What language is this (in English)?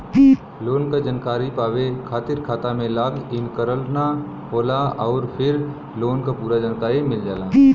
Bhojpuri